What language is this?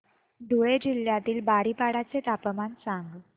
Marathi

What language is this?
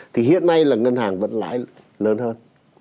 Vietnamese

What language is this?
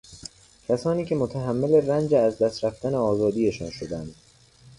Persian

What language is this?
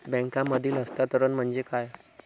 Marathi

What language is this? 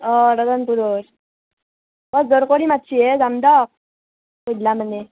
Assamese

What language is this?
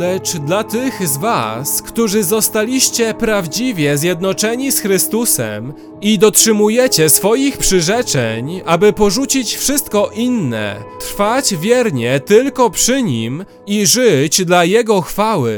Polish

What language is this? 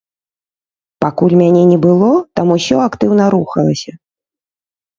Belarusian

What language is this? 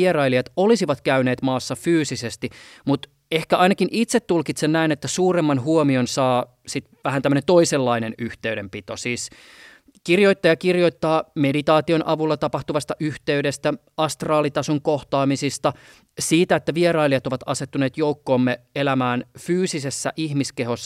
Finnish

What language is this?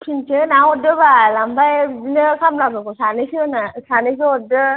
Bodo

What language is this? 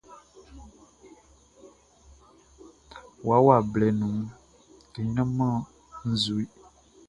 Baoulé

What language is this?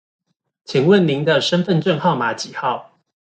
Chinese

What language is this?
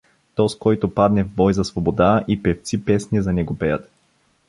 Bulgarian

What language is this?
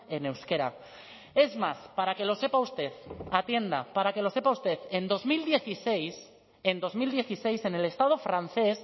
Spanish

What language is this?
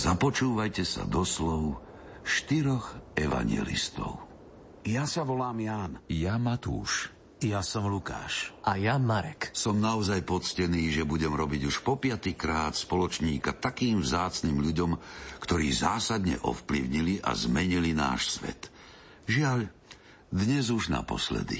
Slovak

